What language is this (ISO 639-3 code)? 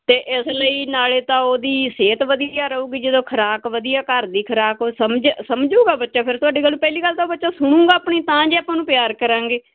pan